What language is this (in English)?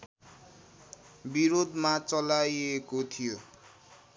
Nepali